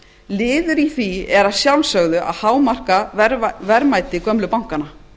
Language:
Icelandic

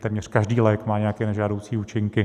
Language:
Czech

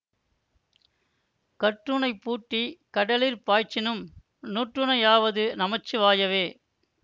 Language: Tamil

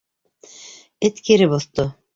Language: Bashkir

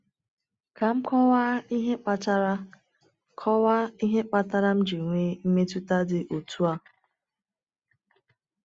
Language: Igbo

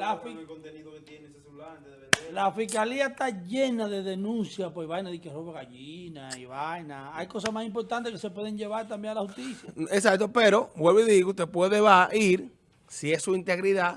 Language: Spanish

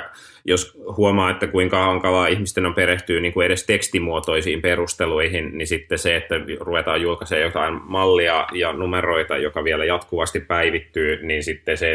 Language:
Finnish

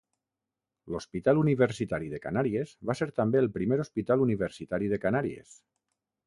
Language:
Catalan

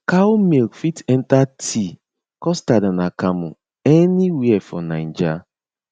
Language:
Nigerian Pidgin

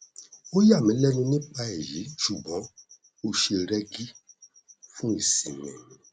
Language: Yoruba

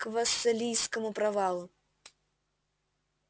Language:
Russian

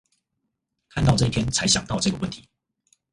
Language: Chinese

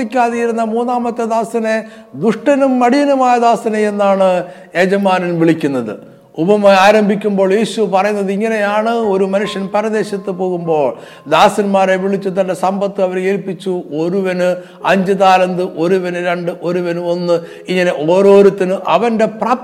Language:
Malayalam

